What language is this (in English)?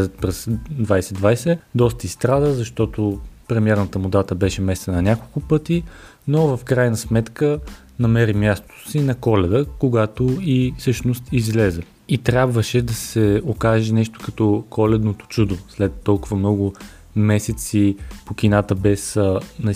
Bulgarian